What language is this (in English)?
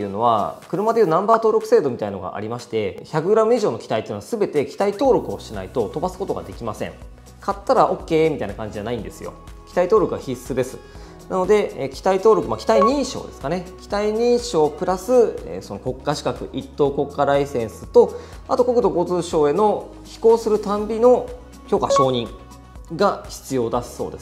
Japanese